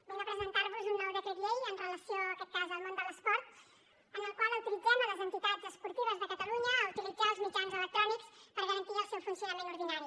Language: Catalan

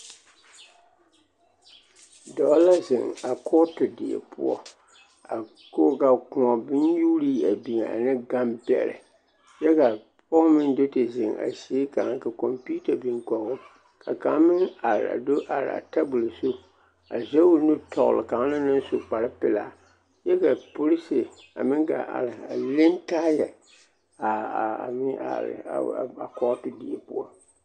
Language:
Southern Dagaare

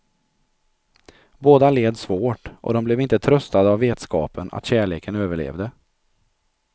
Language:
Swedish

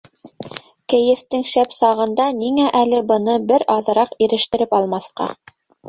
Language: Bashkir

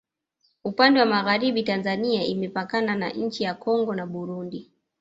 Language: Swahili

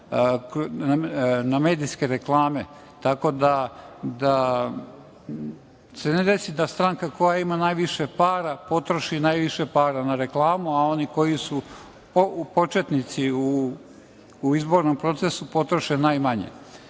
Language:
Serbian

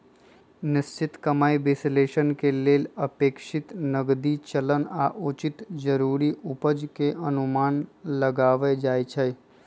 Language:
Magahi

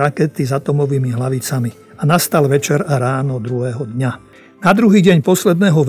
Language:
Slovak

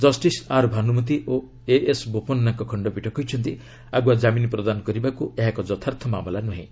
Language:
Odia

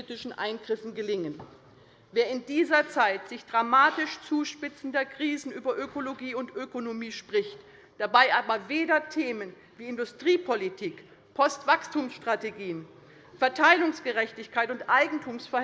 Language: German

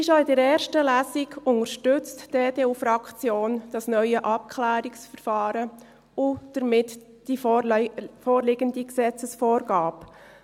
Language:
Swiss German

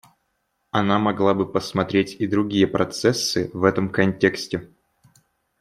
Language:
Russian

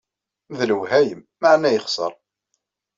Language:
Kabyle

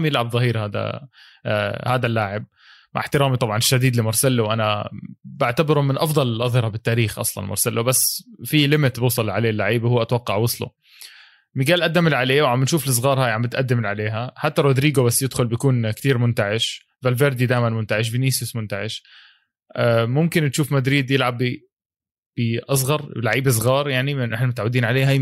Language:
Arabic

